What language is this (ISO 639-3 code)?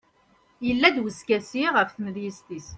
kab